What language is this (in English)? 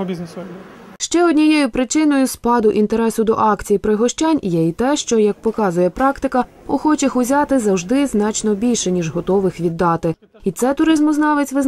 Ukrainian